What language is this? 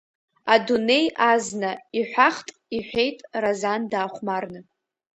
Abkhazian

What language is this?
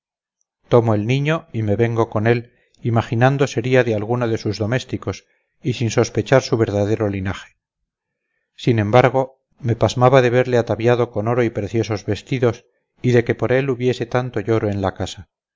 Spanish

